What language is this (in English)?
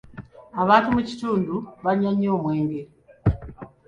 Ganda